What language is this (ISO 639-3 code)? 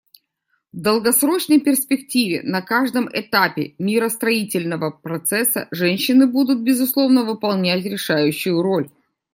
rus